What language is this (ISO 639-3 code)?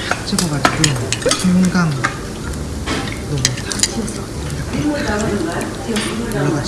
kor